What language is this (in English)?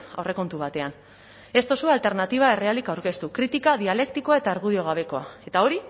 Basque